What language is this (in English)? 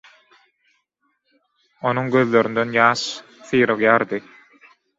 Turkmen